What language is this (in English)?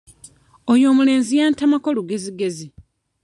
Ganda